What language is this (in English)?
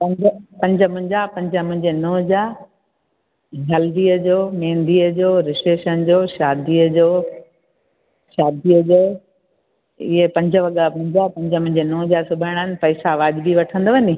Sindhi